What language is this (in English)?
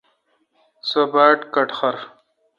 Kalkoti